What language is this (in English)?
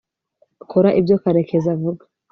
Kinyarwanda